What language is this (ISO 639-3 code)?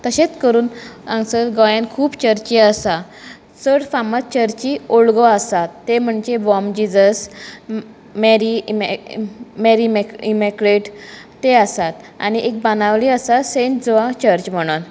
kok